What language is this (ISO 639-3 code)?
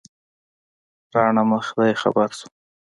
pus